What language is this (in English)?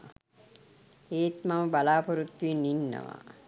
Sinhala